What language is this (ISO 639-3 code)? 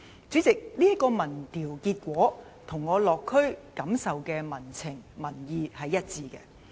yue